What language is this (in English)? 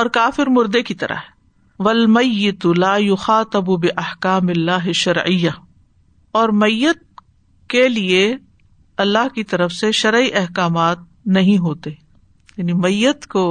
Urdu